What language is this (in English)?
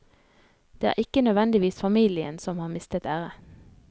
Norwegian